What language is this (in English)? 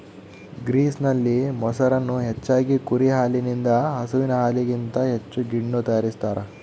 Kannada